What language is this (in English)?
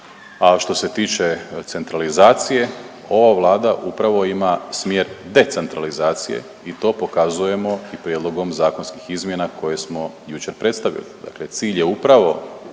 Croatian